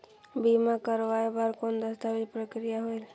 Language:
Chhattisgarhi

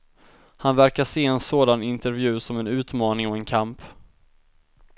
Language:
Swedish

